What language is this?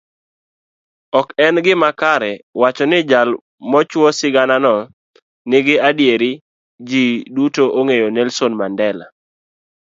Luo (Kenya and Tanzania)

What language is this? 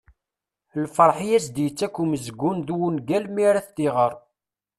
Kabyle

